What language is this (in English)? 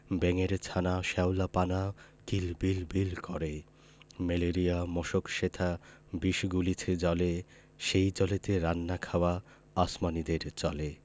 Bangla